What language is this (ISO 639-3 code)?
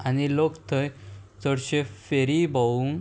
kok